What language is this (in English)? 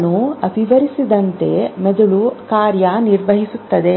Kannada